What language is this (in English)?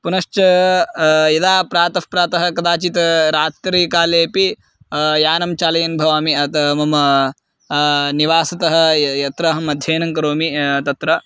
Sanskrit